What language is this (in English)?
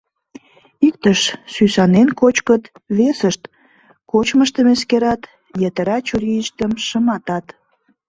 Mari